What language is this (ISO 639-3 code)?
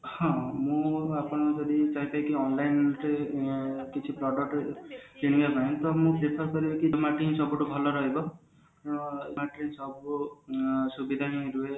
ori